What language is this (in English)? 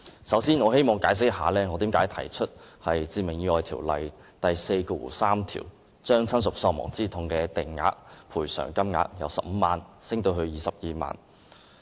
Cantonese